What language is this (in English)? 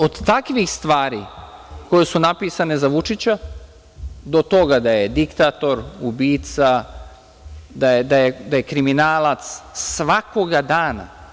Serbian